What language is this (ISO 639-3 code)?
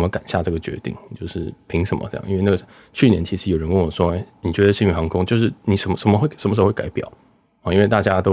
zho